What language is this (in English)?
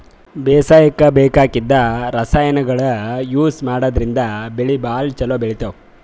Kannada